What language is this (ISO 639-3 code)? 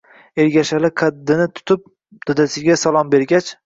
uzb